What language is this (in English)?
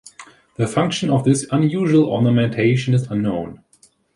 English